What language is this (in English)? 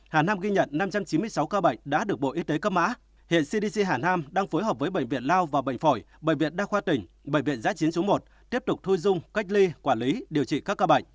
Vietnamese